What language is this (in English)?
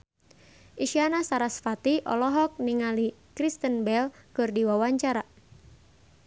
Sundanese